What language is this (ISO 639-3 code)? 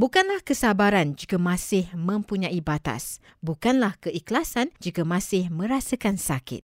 msa